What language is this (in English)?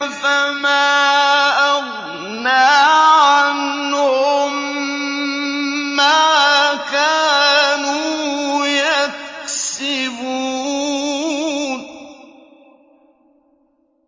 Arabic